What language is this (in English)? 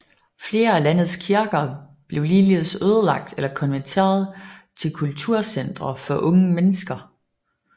Danish